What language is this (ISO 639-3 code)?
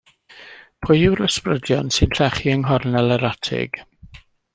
cym